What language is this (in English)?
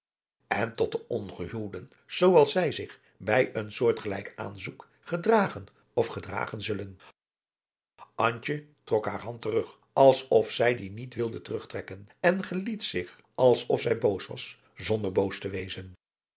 Dutch